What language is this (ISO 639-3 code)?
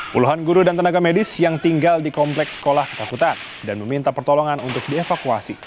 ind